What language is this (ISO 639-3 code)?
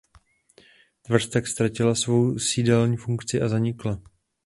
ces